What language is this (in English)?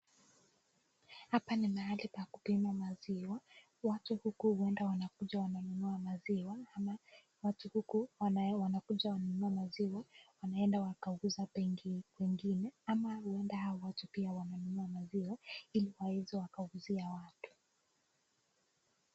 Swahili